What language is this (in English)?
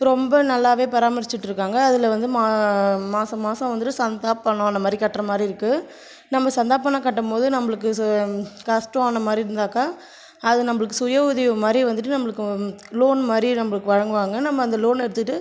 Tamil